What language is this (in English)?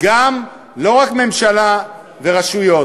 Hebrew